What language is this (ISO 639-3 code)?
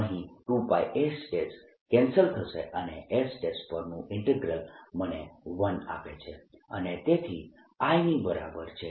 guj